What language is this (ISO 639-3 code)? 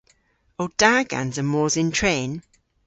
cor